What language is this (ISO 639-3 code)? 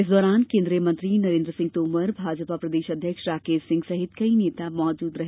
hin